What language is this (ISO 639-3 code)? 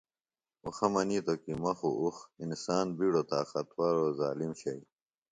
phl